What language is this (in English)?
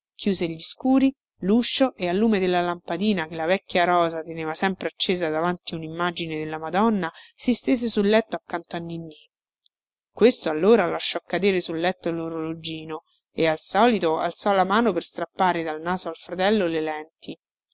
Italian